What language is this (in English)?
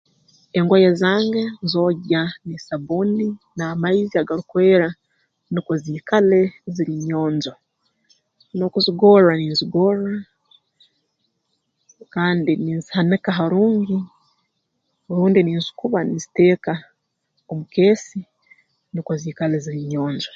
Tooro